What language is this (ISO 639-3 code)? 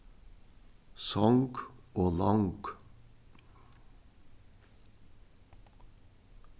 fao